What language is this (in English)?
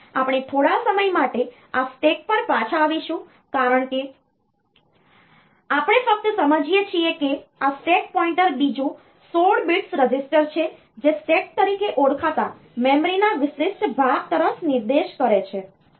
Gujarati